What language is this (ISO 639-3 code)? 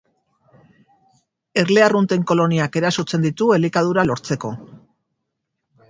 eus